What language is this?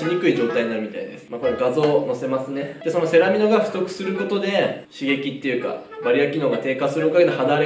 Japanese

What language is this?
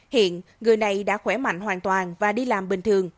Vietnamese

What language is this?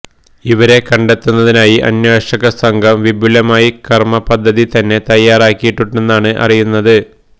Malayalam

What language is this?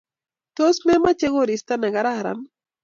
Kalenjin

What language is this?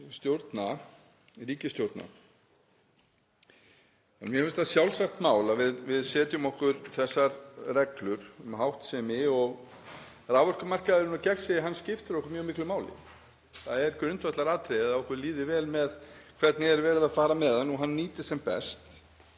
Icelandic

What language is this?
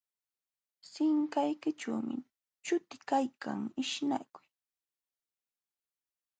Jauja Wanca Quechua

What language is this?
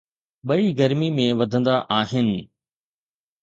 Sindhi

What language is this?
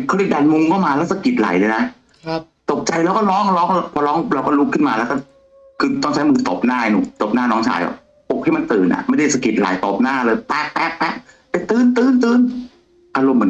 Thai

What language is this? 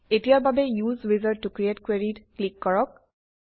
Assamese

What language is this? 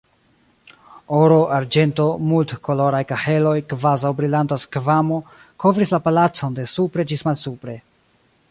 Esperanto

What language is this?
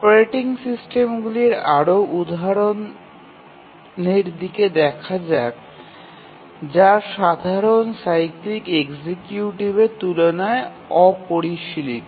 Bangla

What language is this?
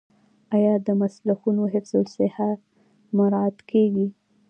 Pashto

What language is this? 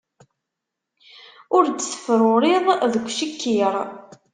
Kabyle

